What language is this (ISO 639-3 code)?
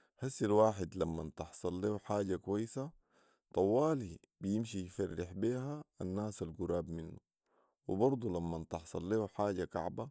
apd